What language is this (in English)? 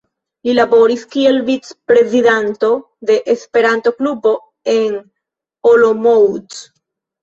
Esperanto